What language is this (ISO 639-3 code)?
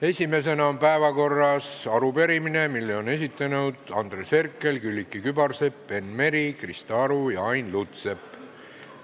est